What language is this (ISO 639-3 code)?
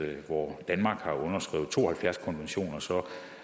dan